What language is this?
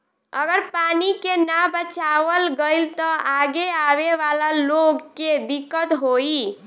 Bhojpuri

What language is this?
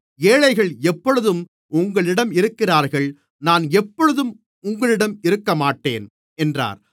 Tamil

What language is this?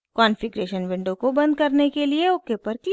Hindi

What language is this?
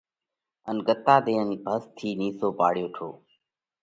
Parkari Koli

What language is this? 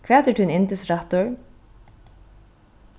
Faroese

